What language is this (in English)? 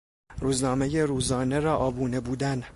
Persian